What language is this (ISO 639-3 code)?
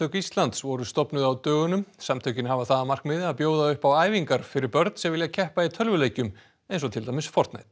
isl